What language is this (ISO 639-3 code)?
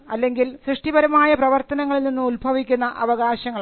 mal